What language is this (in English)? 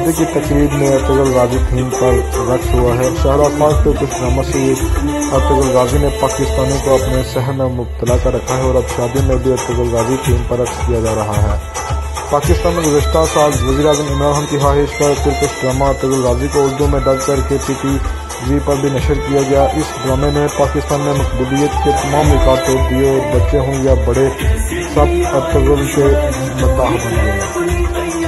Turkish